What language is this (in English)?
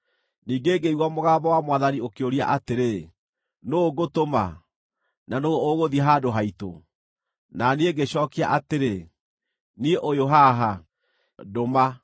Kikuyu